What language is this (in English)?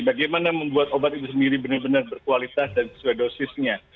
Indonesian